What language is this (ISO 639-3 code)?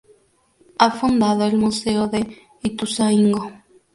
spa